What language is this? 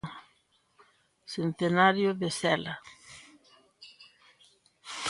Galician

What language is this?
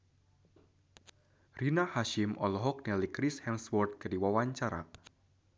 Sundanese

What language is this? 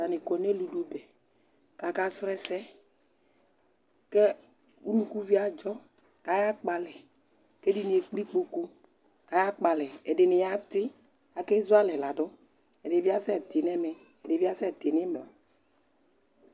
Ikposo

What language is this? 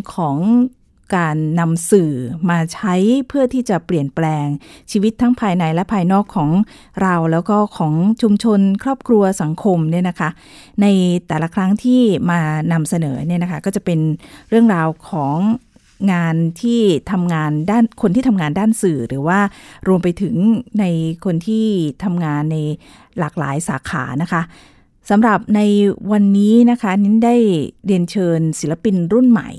Thai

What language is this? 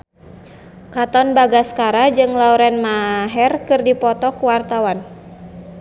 Sundanese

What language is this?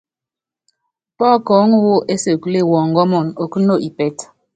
Yangben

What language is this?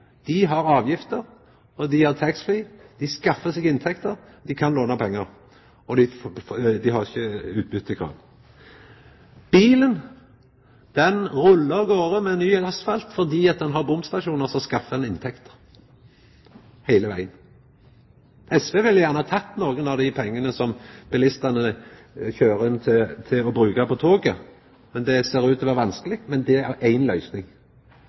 Norwegian Nynorsk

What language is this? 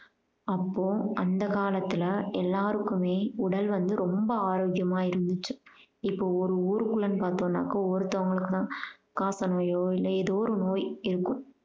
Tamil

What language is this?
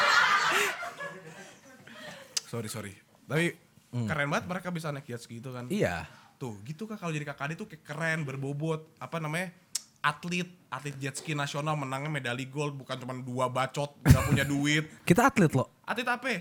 Indonesian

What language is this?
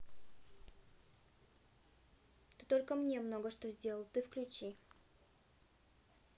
Russian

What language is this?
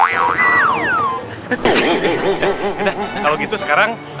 Indonesian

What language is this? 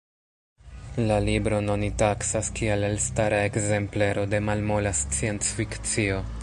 Esperanto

